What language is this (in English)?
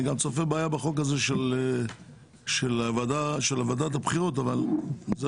Hebrew